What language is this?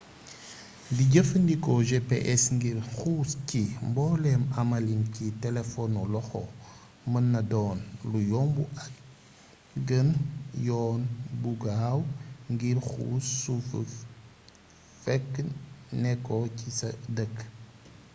Wolof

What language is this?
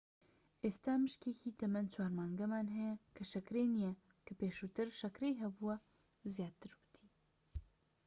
Central Kurdish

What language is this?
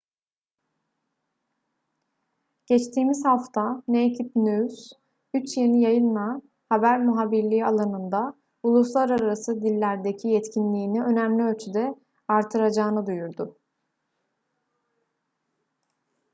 Turkish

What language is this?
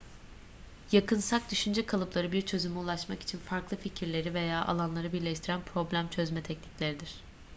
Turkish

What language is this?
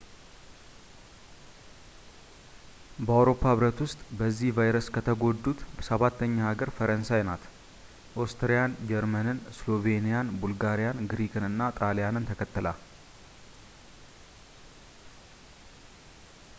Amharic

